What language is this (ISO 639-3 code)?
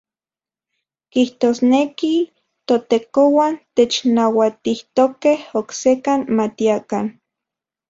ncx